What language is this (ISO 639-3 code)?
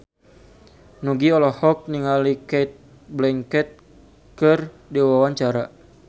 sun